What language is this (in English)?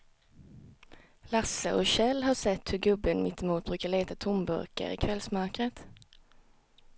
Swedish